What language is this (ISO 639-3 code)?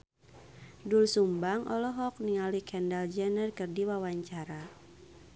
sun